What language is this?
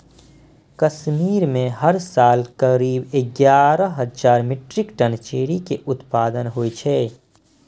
Maithili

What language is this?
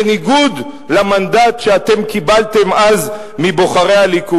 Hebrew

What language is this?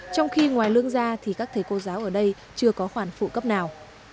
Vietnamese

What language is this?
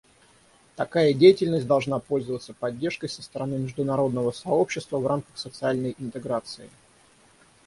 Russian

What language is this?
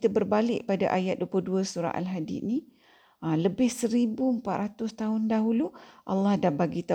Malay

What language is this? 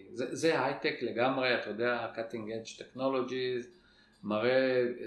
Hebrew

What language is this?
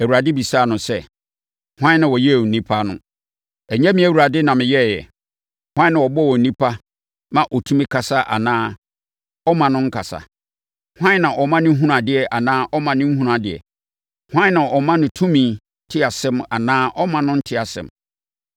Akan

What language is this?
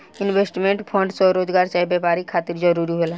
Bhojpuri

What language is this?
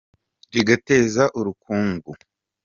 Kinyarwanda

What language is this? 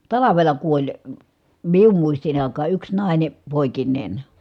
Finnish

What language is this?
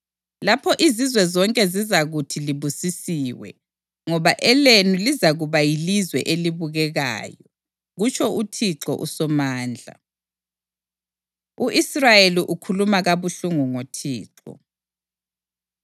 North Ndebele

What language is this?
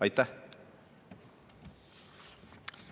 Estonian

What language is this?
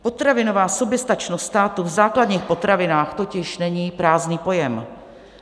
Czech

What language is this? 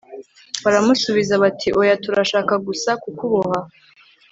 Kinyarwanda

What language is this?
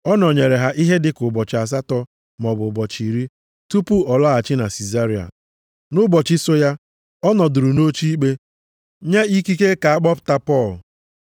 Igbo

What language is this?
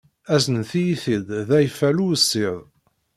Kabyle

